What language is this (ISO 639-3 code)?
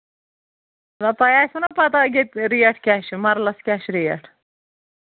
kas